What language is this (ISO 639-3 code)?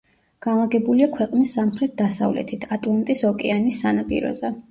kat